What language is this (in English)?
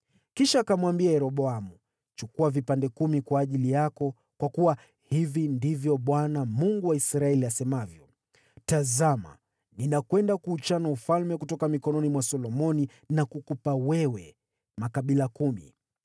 Swahili